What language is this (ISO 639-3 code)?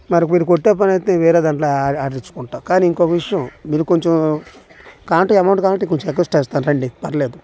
tel